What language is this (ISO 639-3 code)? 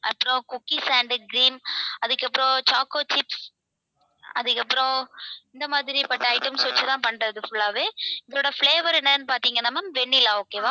tam